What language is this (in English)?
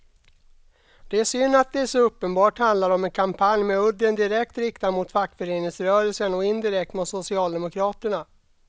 Swedish